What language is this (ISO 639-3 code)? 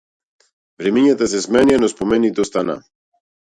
mkd